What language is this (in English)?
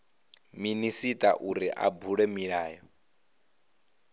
Venda